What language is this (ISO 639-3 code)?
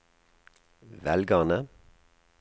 nor